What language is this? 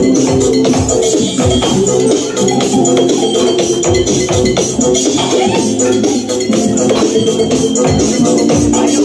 Arabic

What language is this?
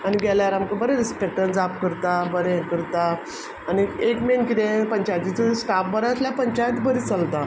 Konkani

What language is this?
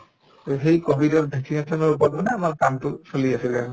Assamese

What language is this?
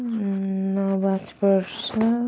Nepali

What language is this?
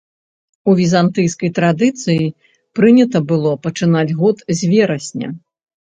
Belarusian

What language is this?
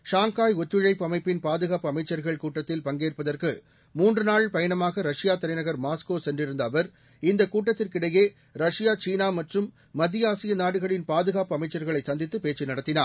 Tamil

